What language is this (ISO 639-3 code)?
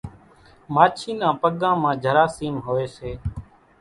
gjk